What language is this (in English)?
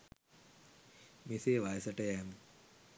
Sinhala